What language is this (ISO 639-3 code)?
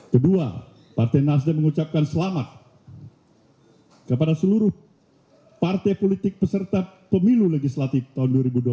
ind